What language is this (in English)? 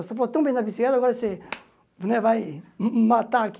Portuguese